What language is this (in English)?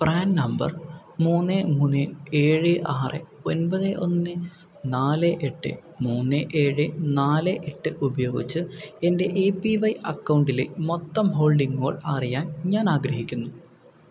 Malayalam